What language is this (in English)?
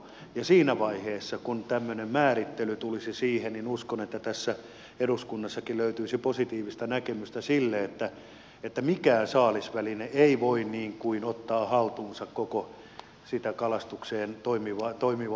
Finnish